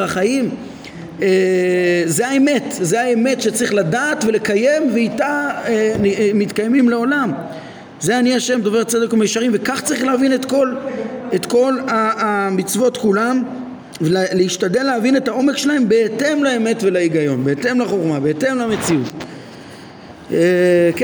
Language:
Hebrew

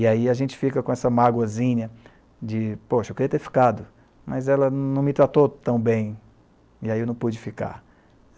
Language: Portuguese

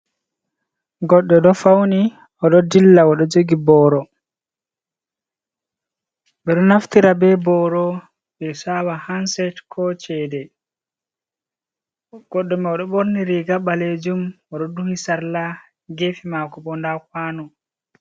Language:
Fula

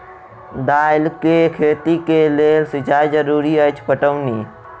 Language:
Maithili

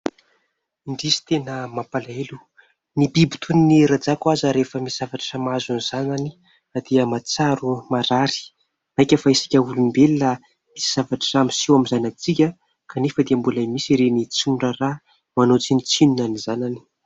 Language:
Malagasy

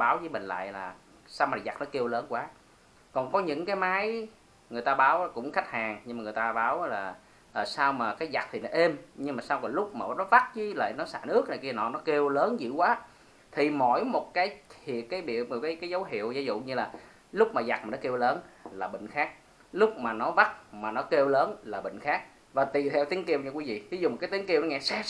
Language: Vietnamese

